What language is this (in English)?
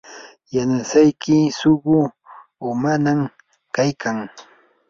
Yanahuanca Pasco Quechua